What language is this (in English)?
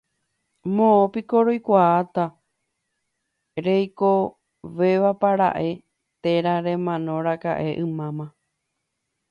Guarani